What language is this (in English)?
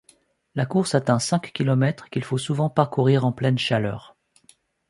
French